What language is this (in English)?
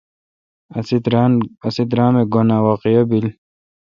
Kalkoti